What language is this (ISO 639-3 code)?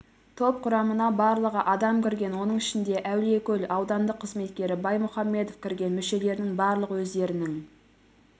kaz